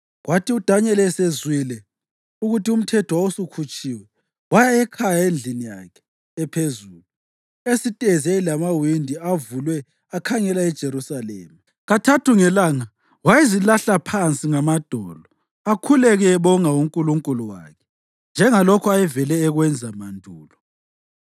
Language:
North Ndebele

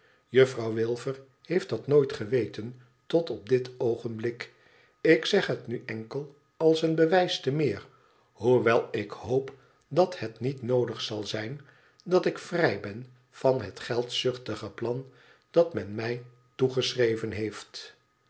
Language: Dutch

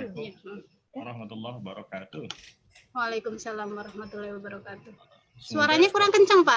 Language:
Indonesian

